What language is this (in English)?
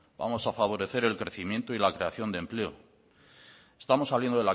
Spanish